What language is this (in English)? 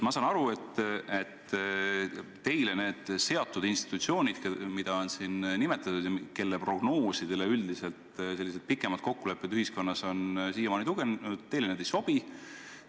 Estonian